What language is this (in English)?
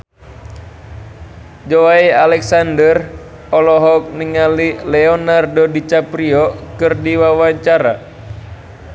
Sundanese